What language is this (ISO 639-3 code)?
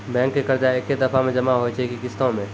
mai